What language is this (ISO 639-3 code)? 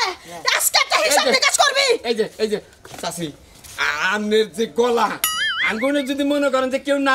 ara